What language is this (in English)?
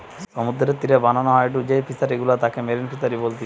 Bangla